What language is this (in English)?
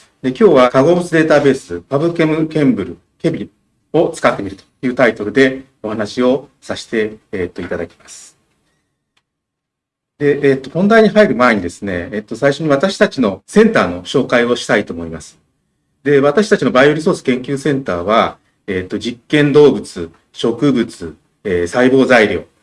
Japanese